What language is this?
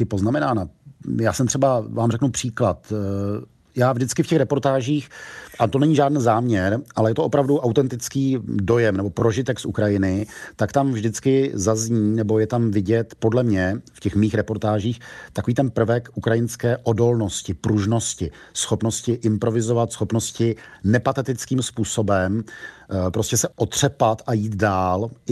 Czech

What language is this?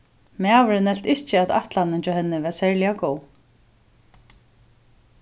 Faroese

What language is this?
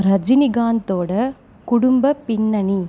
Tamil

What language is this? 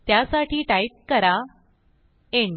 Marathi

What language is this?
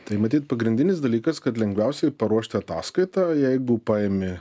Lithuanian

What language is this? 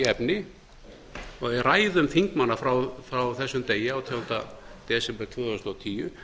Icelandic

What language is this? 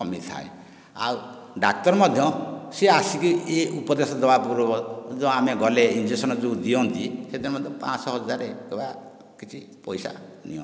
Odia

